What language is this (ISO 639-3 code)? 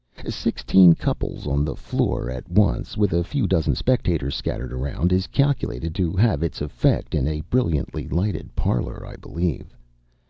eng